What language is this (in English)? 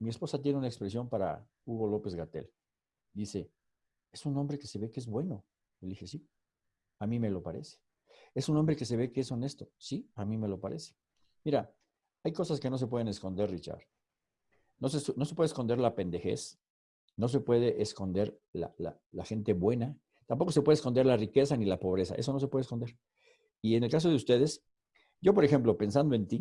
Spanish